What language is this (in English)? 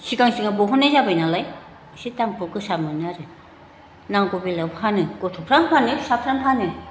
Bodo